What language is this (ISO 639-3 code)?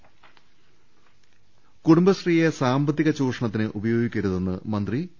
mal